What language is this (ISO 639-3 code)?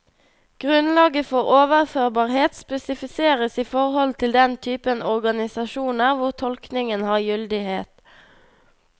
nor